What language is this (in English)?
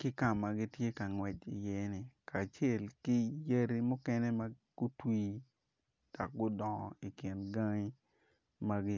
Acoli